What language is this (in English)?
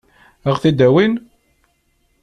Kabyle